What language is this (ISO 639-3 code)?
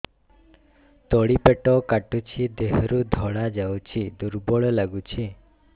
ori